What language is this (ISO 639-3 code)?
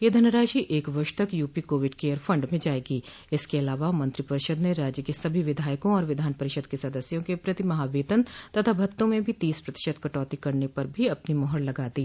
hin